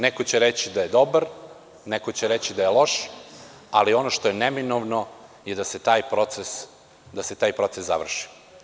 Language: Serbian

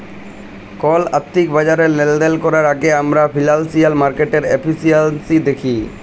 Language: Bangla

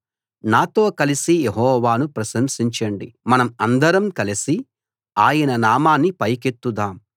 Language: Telugu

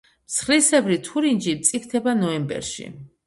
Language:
Georgian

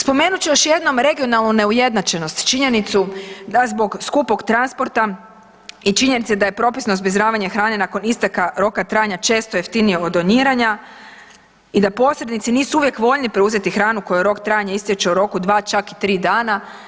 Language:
Croatian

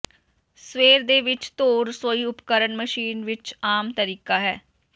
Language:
Punjabi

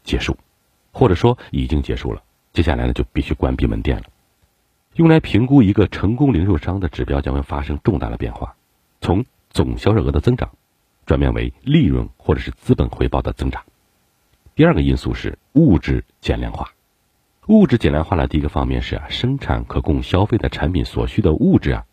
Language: Chinese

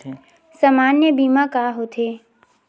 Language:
Chhattisgarhi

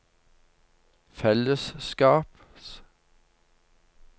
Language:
Norwegian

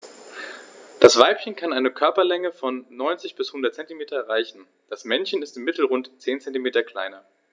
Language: German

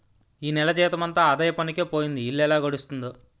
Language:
Telugu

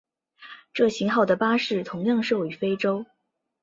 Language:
Chinese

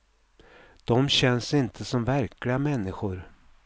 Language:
Swedish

